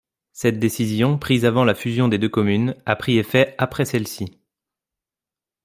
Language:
French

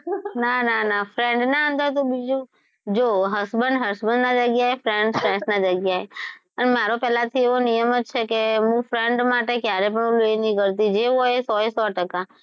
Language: Gujarati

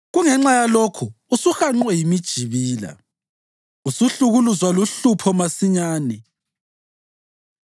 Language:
North Ndebele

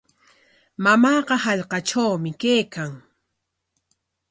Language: Corongo Ancash Quechua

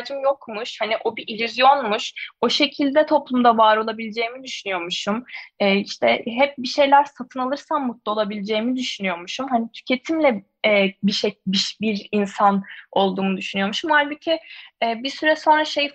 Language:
Turkish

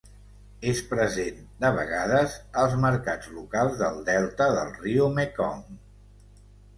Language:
Catalan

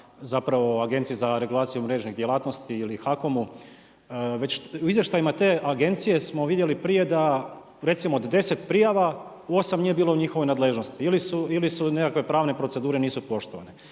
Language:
Croatian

